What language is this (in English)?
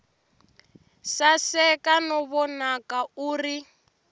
Tsonga